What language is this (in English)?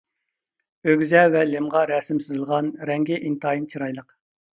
Uyghur